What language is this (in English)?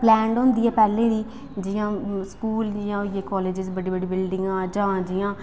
Dogri